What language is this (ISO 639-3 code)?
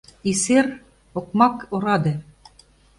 chm